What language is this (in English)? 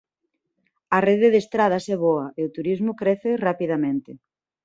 Galician